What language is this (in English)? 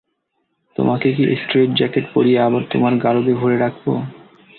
Bangla